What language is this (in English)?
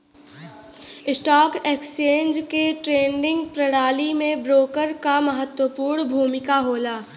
Bhojpuri